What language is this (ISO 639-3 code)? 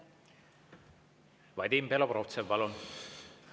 est